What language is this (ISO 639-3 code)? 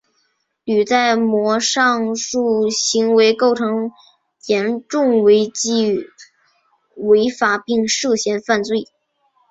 zho